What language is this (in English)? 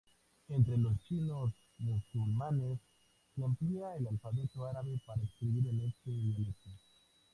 Spanish